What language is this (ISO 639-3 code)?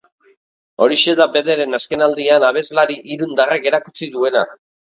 eus